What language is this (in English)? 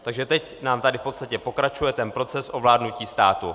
Czech